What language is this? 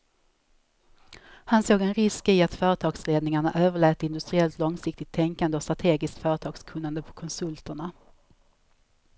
Swedish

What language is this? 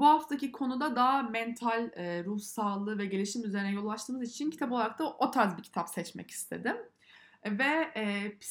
Turkish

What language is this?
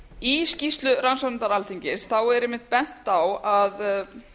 Icelandic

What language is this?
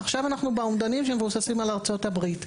Hebrew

